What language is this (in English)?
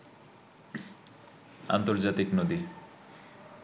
Bangla